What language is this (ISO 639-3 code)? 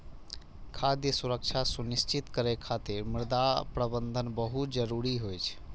mai